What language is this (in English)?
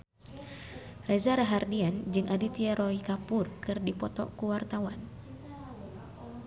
Sundanese